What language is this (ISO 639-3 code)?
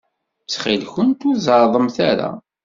kab